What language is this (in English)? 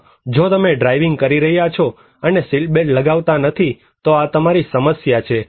Gujarati